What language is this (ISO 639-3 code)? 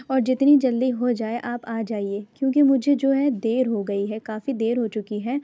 urd